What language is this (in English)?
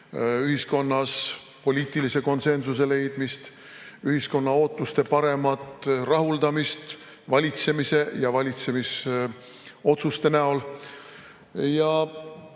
Estonian